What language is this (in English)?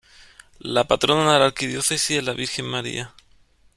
Spanish